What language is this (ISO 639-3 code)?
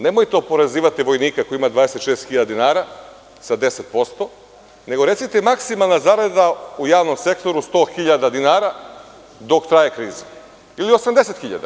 srp